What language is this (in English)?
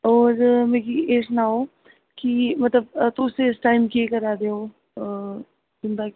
Dogri